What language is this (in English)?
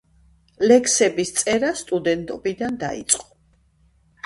Georgian